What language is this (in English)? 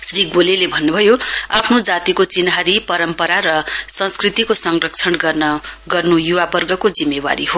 Nepali